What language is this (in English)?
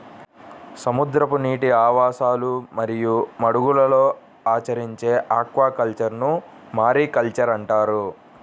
Telugu